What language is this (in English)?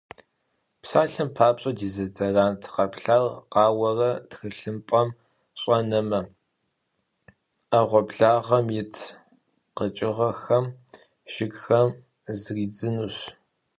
Kabardian